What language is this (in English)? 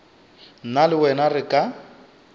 Northern Sotho